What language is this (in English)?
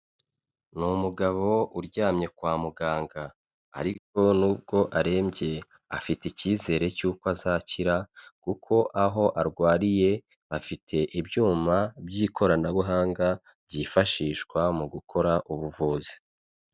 Kinyarwanda